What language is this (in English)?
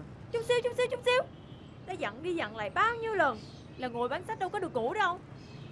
Vietnamese